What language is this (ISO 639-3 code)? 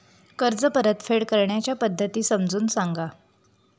mar